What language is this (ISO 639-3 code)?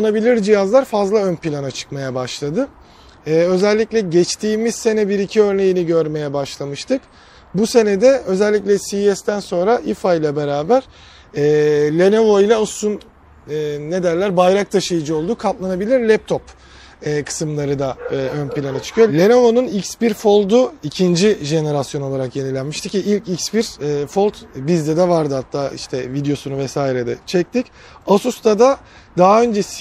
tur